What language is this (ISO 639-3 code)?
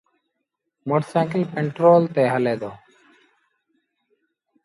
sbn